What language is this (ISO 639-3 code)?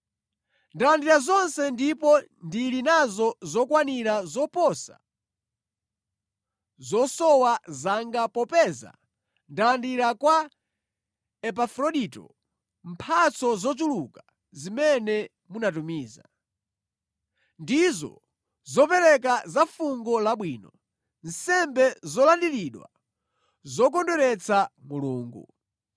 nya